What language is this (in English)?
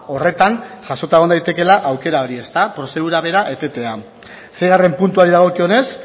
Basque